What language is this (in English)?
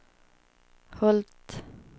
Swedish